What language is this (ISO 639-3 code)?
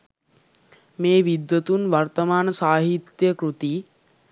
sin